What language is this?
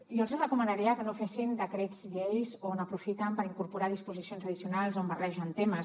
Catalan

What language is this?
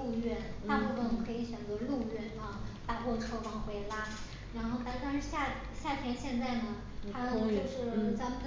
Chinese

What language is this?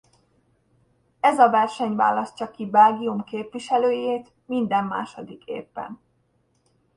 Hungarian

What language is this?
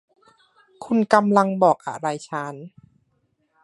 Thai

